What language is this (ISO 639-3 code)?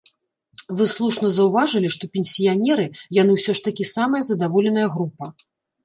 bel